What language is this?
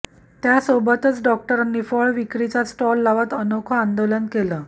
Marathi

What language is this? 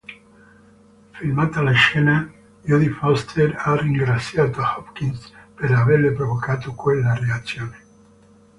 Italian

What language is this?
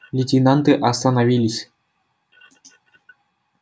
Russian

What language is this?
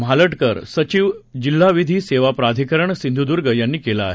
Marathi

